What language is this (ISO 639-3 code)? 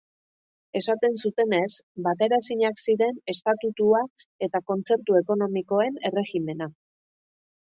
eus